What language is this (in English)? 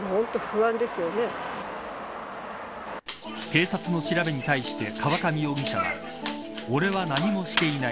Japanese